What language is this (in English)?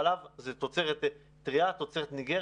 Hebrew